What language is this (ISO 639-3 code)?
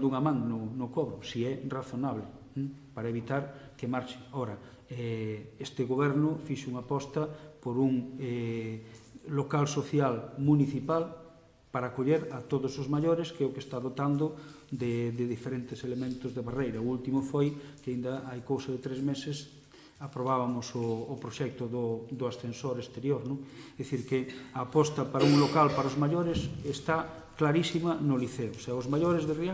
glg